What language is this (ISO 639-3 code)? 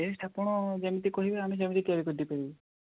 ori